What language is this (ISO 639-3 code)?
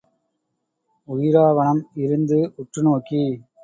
tam